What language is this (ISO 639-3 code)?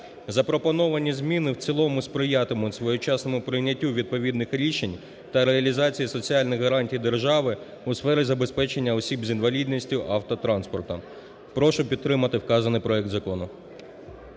ukr